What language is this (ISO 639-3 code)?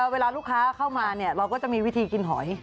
tha